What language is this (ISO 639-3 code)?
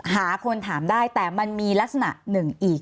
tha